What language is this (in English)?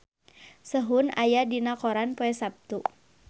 Sundanese